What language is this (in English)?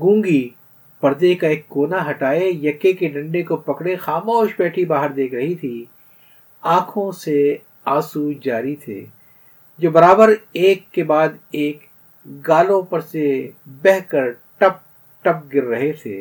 Urdu